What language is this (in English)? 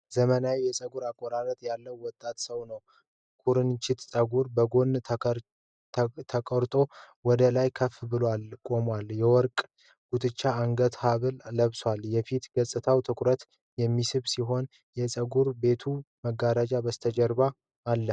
Amharic